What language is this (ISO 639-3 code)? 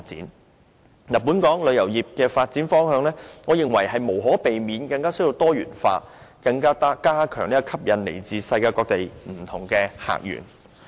yue